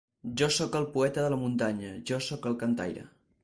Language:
Catalan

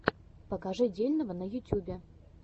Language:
Russian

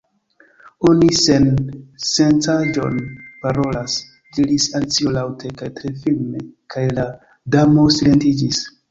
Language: Esperanto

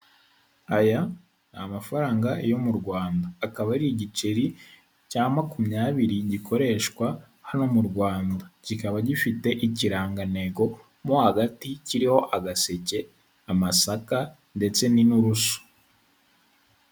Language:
Kinyarwanda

